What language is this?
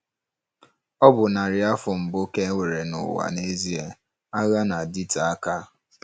Igbo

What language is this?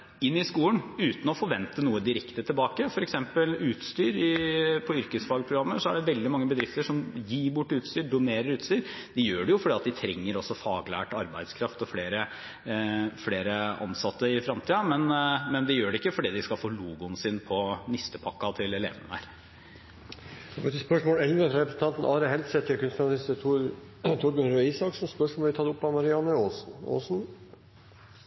Norwegian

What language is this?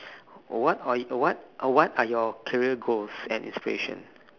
English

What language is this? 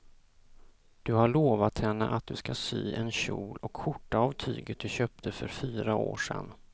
Swedish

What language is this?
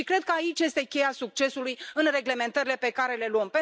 Romanian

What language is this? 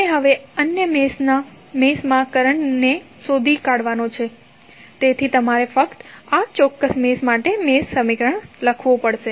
Gujarati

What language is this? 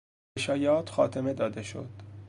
Persian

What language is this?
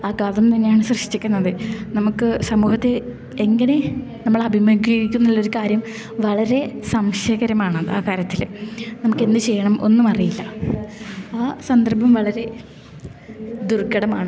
Malayalam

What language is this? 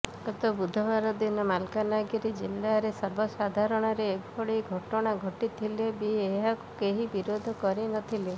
Odia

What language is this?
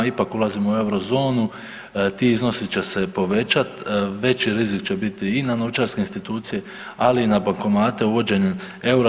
Croatian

